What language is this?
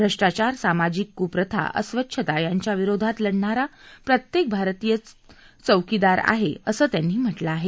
Marathi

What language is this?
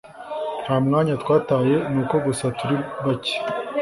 Kinyarwanda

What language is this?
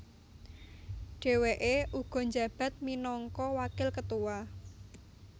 Javanese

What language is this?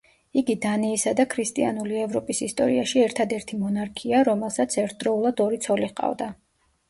Georgian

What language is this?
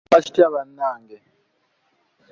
Ganda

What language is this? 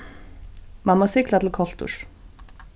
Faroese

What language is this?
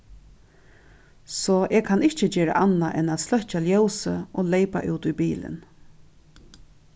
Faroese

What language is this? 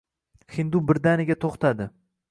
Uzbek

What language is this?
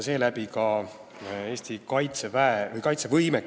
Estonian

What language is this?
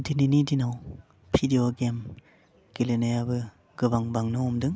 Bodo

